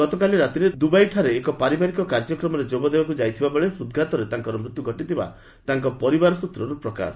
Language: Odia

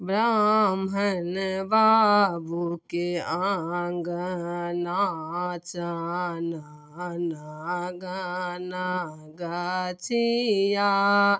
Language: Maithili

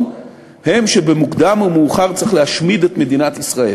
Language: Hebrew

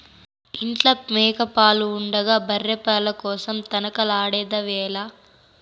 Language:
Telugu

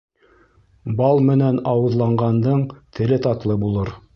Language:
Bashkir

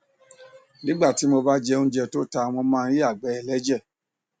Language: Yoruba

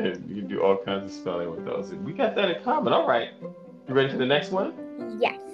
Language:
English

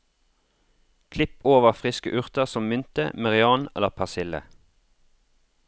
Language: Norwegian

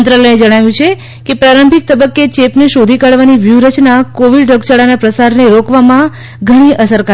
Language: Gujarati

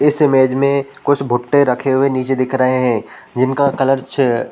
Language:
Hindi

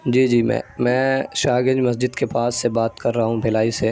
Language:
Urdu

